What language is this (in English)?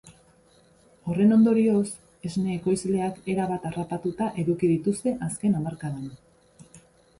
Basque